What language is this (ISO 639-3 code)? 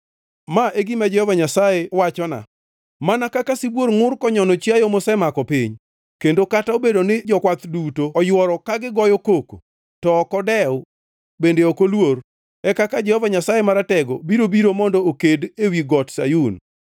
luo